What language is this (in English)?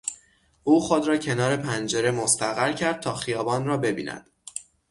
Persian